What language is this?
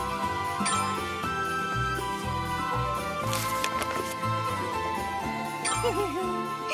Japanese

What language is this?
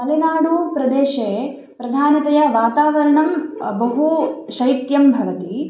Sanskrit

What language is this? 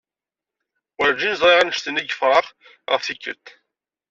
Kabyle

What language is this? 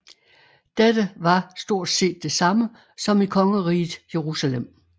Danish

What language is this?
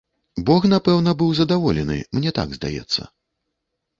Belarusian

